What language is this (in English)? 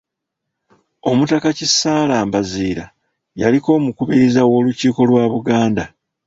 Ganda